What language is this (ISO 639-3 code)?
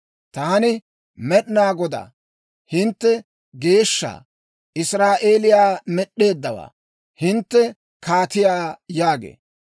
dwr